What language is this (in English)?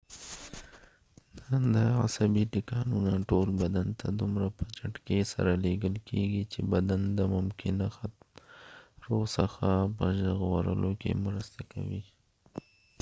Pashto